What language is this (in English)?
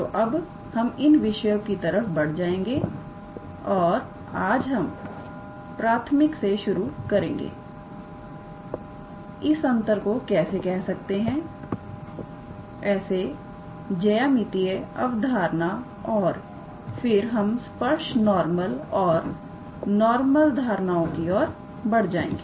Hindi